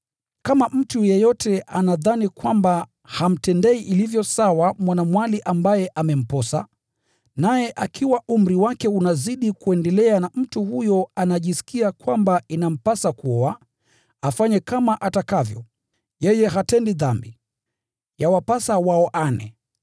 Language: Swahili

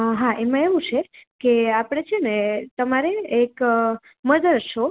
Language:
Gujarati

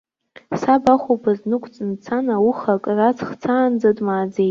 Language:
Abkhazian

